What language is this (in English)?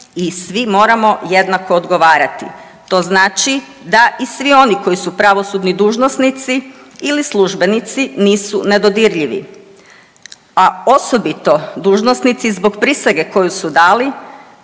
Croatian